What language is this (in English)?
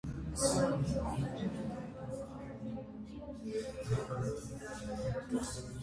Armenian